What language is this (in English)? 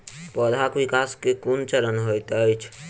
Maithili